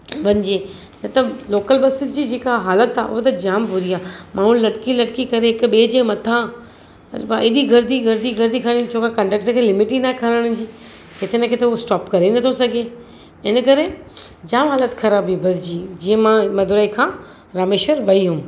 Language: Sindhi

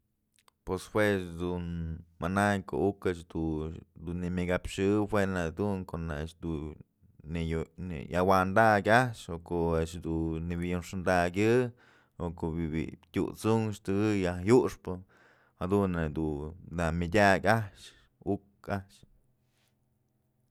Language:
Mazatlán Mixe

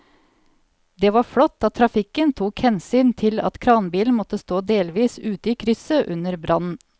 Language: Norwegian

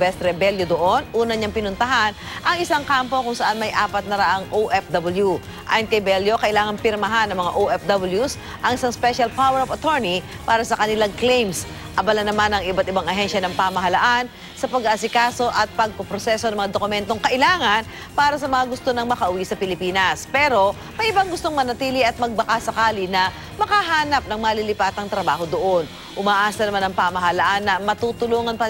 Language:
Filipino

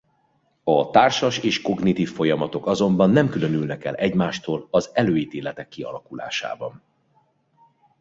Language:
Hungarian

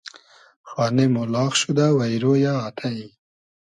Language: Hazaragi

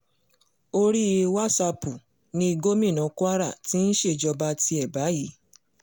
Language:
Yoruba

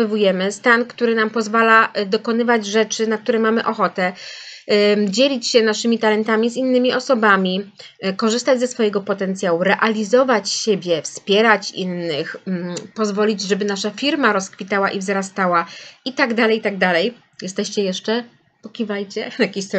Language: Polish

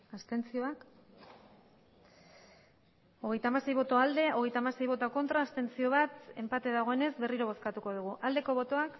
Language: Basque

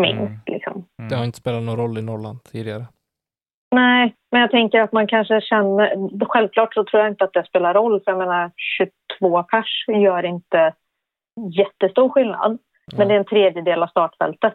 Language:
Swedish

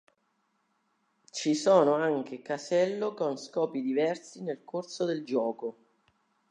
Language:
Italian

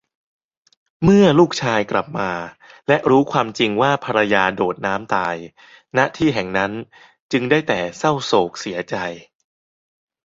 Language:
Thai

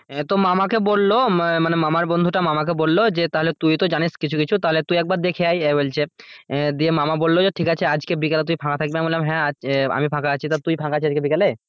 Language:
Bangla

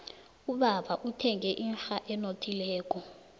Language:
South Ndebele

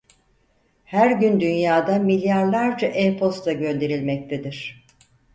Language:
Turkish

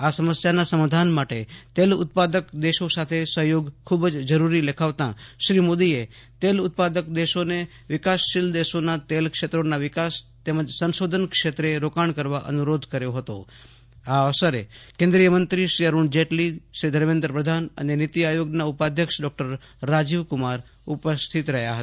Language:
Gujarati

